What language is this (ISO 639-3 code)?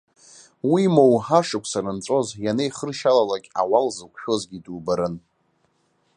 abk